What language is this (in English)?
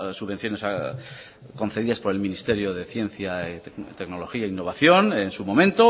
Spanish